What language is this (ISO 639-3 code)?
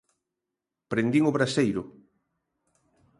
glg